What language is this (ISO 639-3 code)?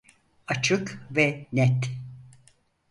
tur